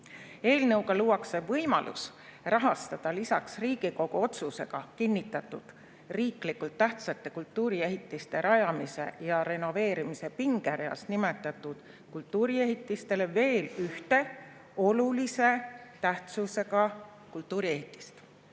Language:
Estonian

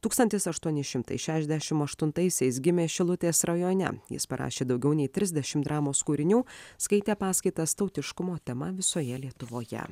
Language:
Lithuanian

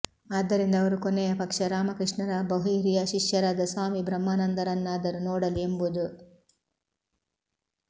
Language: Kannada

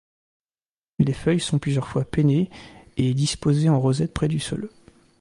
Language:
French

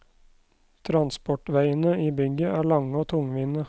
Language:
Norwegian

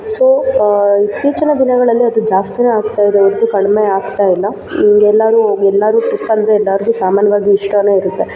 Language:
Kannada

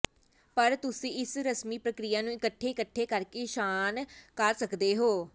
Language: Punjabi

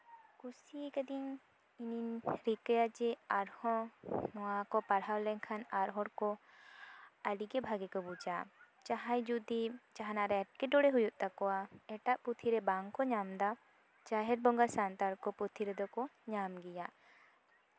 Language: Santali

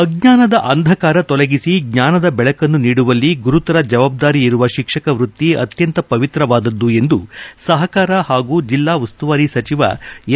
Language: Kannada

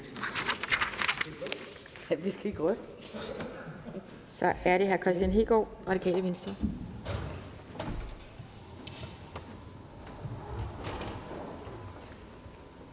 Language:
Danish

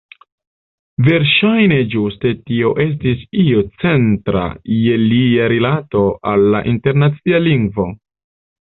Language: Esperanto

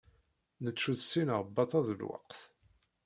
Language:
Kabyle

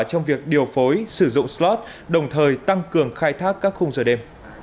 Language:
Vietnamese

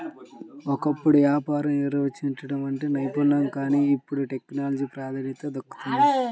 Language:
Telugu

